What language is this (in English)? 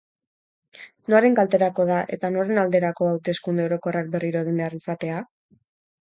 Basque